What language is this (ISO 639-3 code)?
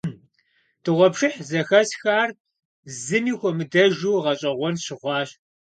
kbd